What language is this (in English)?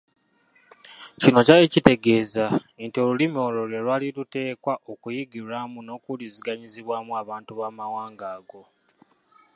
Ganda